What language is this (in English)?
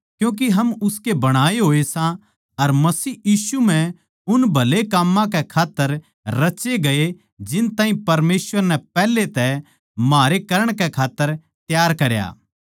Haryanvi